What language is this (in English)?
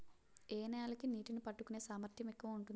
Telugu